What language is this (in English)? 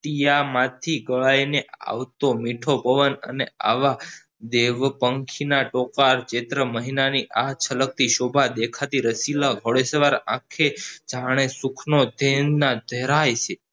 Gujarati